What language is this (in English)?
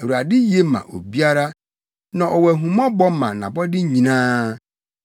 Akan